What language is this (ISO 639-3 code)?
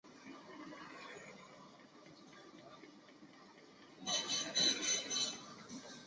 zho